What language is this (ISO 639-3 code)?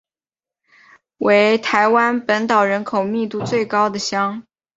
zho